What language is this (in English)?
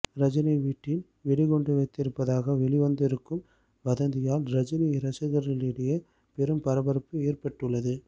Tamil